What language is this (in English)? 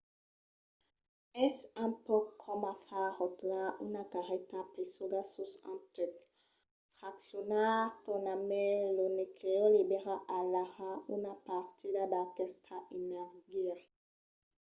Occitan